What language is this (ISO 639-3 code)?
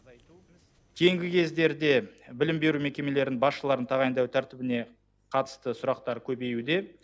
kaz